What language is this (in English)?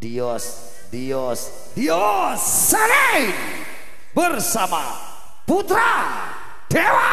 Indonesian